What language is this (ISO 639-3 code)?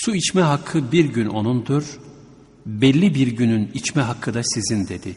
tur